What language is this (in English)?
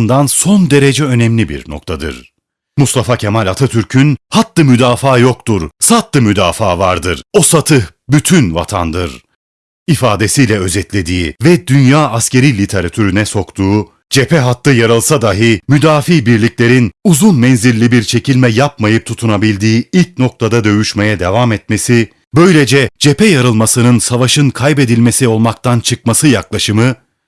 Turkish